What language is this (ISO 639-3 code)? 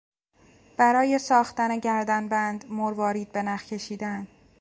fas